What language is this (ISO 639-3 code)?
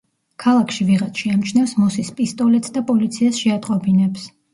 kat